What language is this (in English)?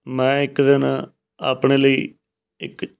Punjabi